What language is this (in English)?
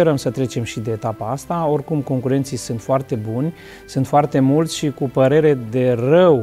Romanian